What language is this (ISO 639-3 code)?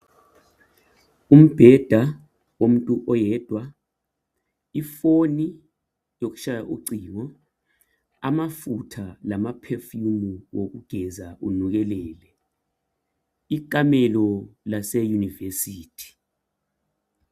nde